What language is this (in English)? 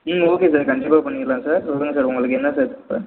Tamil